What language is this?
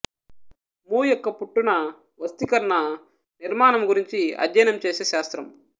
Telugu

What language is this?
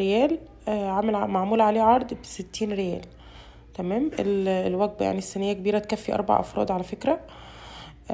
Arabic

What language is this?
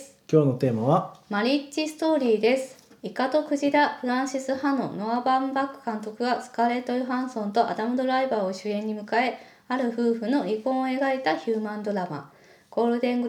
Japanese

